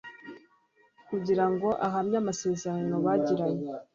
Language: Kinyarwanda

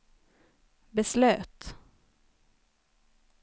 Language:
Swedish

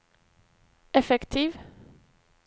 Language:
Norwegian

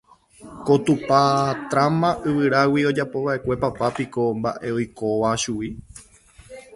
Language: Guarani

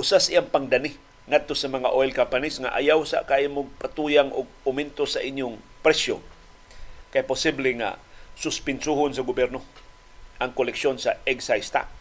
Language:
Filipino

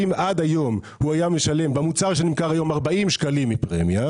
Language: Hebrew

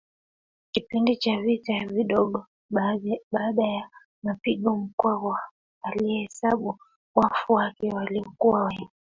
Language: Swahili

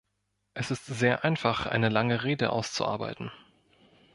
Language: German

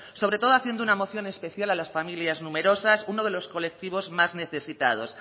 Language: Spanish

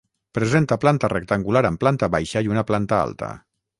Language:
Catalan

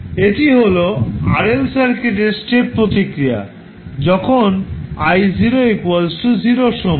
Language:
Bangla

